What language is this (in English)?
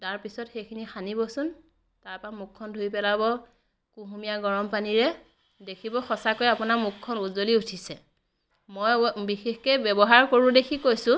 Assamese